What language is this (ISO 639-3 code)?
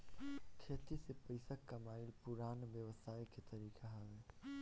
bho